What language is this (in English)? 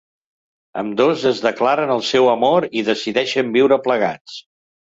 Catalan